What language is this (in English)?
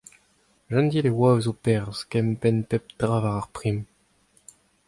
Breton